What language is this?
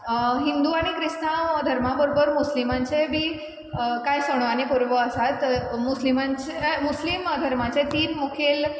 Konkani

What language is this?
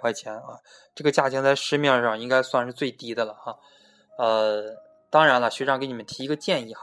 Chinese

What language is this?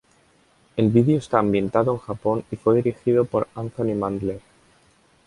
Spanish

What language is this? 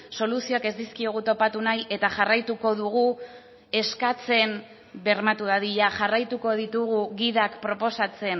Basque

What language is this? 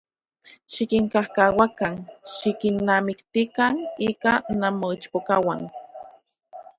Central Puebla Nahuatl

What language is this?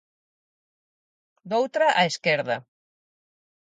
Galician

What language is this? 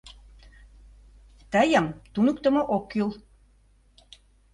Mari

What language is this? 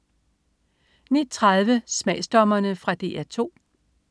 Danish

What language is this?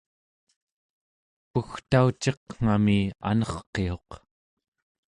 Central Yupik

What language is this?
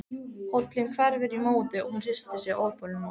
Icelandic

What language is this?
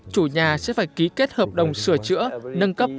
Vietnamese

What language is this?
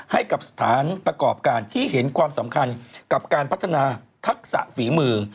Thai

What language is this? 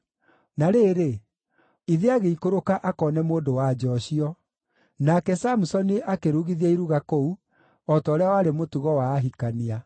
Kikuyu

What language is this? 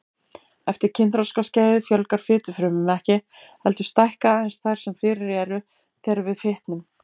Icelandic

